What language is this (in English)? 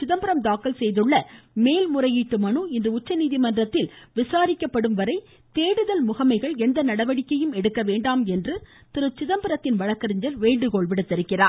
Tamil